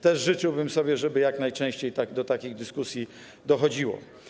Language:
Polish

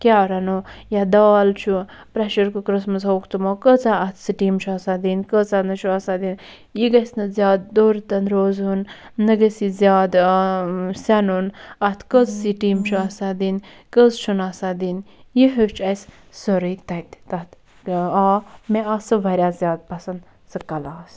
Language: Kashmiri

